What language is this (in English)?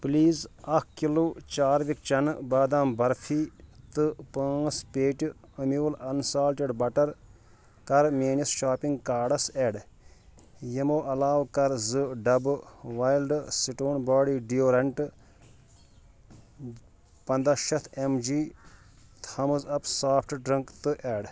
Kashmiri